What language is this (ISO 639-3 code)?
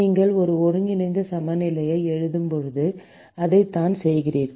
tam